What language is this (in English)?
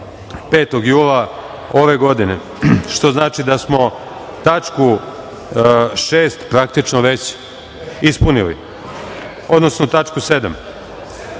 Serbian